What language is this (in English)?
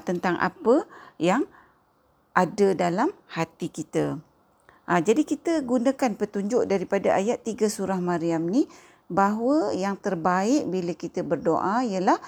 Malay